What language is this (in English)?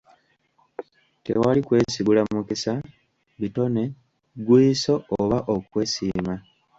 Ganda